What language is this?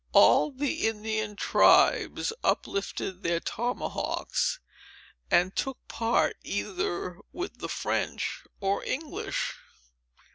English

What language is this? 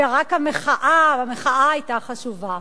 Hebrew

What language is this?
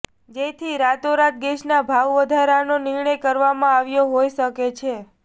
Gujarati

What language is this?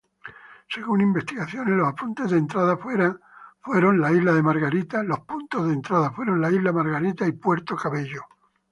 Spanish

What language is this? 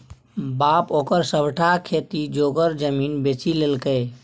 Maithili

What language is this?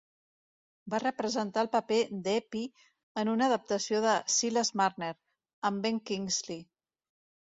Catalan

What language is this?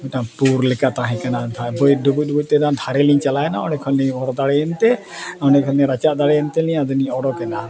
Santali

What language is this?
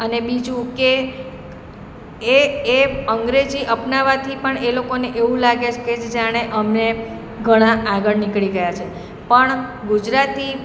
Gujarati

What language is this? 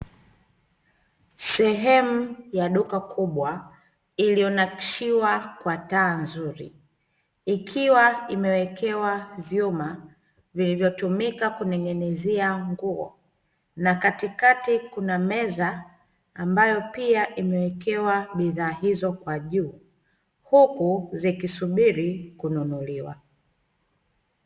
Swahili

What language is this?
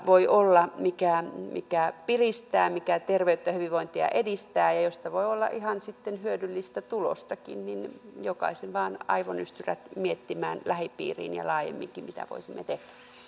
Finnish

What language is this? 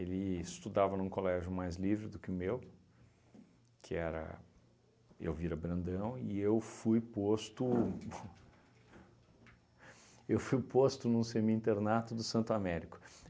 Portuguese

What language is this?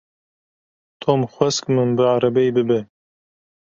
Kurdish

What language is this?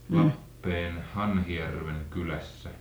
Finnish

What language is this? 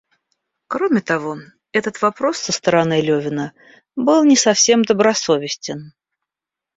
Russian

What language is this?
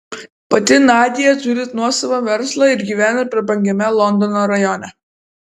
Lithuanian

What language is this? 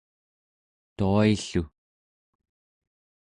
Central Yupik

